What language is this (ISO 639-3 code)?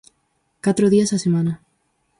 glg